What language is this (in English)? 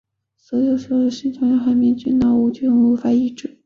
Chinese